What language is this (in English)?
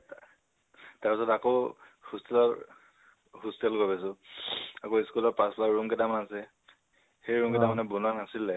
Assamese